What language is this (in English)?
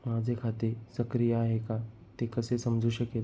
Marathi